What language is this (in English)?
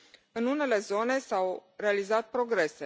Romanian